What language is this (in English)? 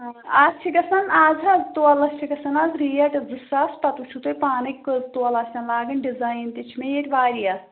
Kashmiri